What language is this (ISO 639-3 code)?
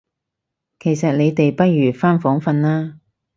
yue